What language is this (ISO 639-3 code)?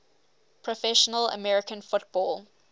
eng